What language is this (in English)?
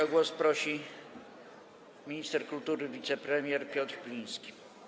Polish